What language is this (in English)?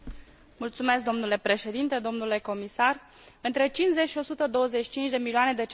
Romanian